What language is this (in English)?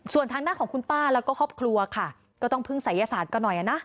Thai